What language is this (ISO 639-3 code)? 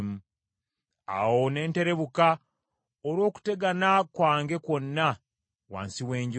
lug